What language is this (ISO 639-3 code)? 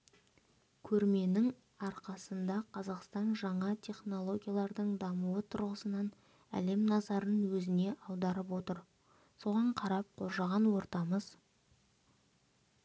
kaz